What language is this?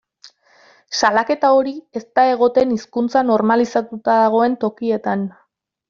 Basque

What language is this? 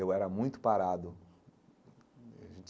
Portuguese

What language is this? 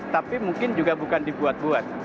Indonesian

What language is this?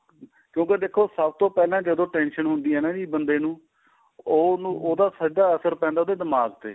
Punjabi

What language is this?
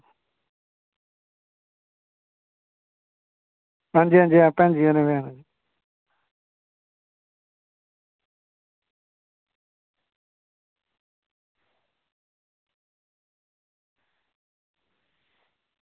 Dogri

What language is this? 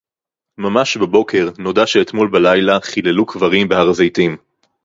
Hebrew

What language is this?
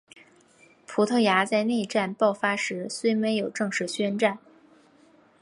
Chinese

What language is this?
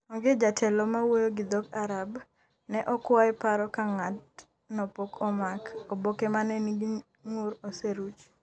Luo (Kenya and Tanzania)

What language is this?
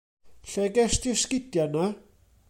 Welsh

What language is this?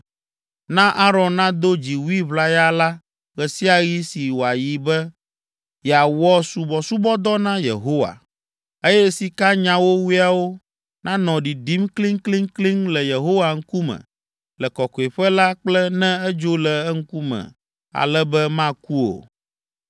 Ewe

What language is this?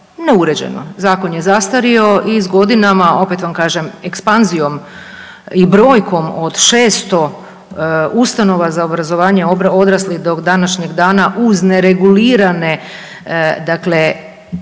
Croatian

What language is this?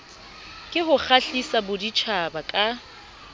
Southern Sotho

